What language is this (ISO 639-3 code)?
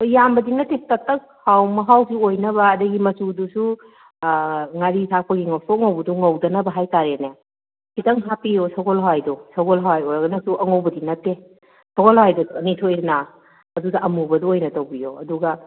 mni